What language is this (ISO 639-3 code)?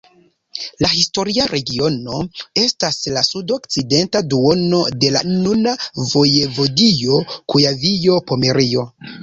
epo